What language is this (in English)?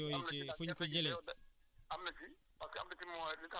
Wolof